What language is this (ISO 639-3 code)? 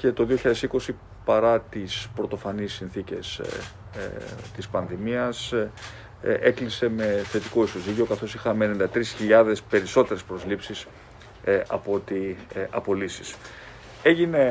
ell